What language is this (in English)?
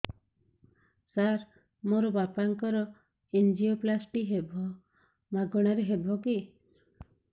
Odia